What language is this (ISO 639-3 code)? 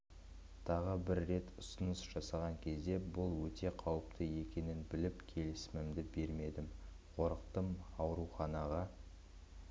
kaz